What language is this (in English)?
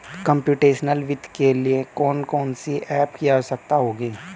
Hindi